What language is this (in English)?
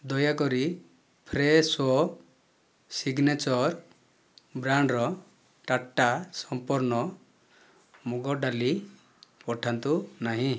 Odia